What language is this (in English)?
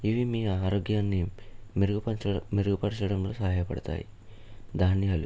Telugu